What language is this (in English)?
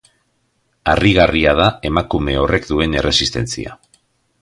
Basque